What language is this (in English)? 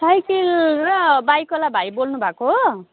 Nepali